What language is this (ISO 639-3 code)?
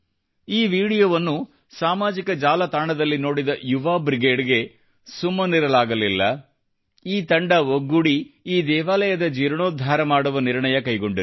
kan